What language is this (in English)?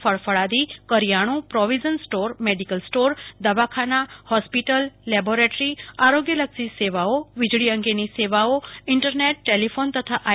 Gujarati